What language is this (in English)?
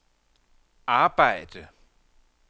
Danish